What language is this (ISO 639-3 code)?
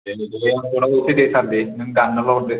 brx